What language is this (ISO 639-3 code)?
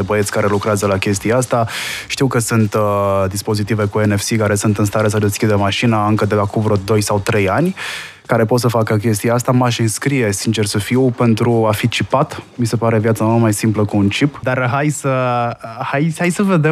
ron